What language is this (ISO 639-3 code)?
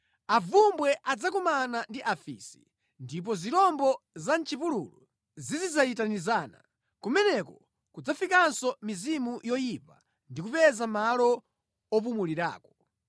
nya